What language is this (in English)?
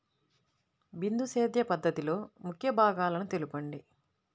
Telugu